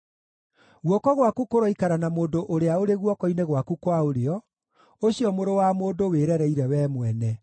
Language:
Kikuyu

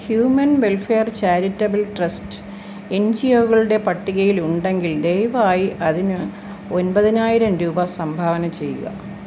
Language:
Malayalam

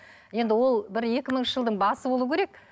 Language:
Kazakh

